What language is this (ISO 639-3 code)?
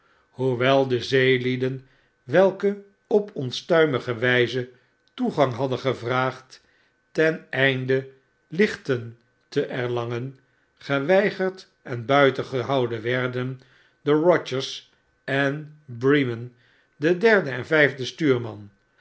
nld